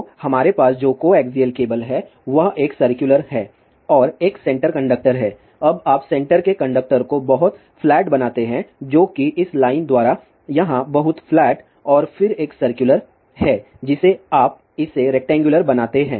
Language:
Hindi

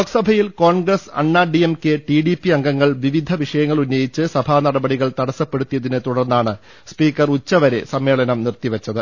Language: Malayalam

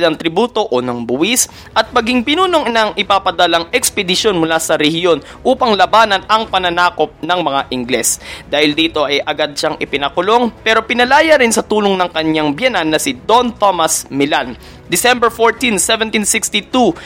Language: Filipino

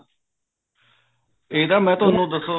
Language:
Punjabi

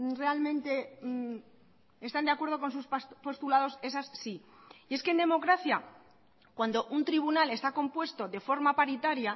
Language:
Spanish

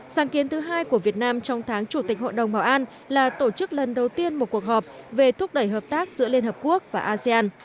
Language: Vietnamese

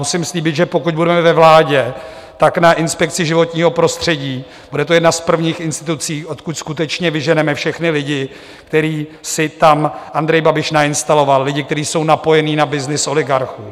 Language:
Czech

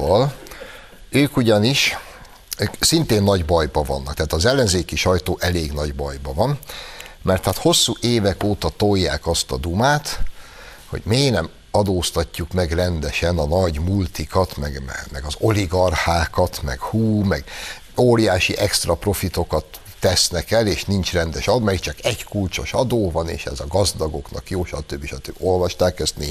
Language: Hungarian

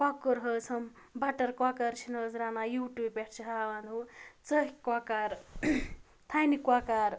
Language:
Kashmiri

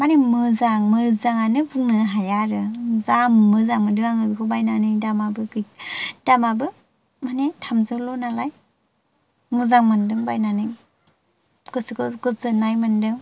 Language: Bodo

